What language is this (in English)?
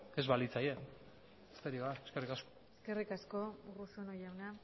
Basque